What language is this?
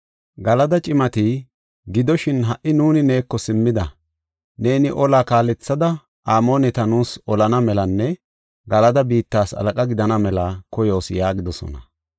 Gofa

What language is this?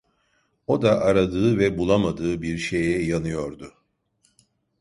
Turkish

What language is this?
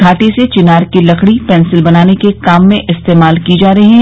Hindi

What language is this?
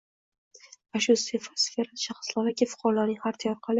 Uzbek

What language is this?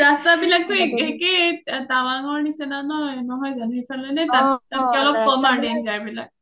Assamese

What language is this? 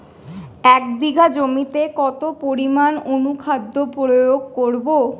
Bangla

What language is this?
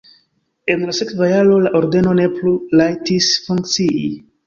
Esperanto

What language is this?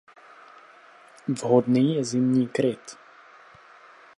Czech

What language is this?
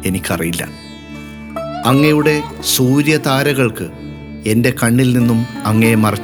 Malayalam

